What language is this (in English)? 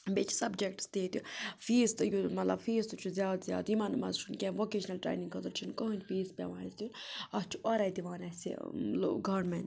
Kashmiri